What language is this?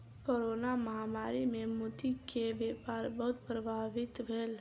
Maithili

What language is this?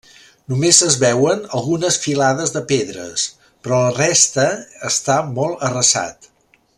Catalan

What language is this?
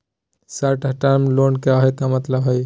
Magahi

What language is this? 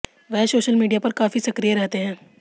Hindi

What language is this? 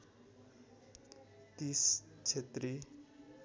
Nepali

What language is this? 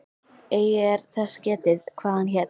Icelandic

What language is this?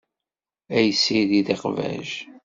Kabyle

